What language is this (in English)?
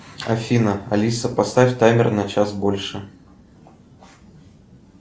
Russian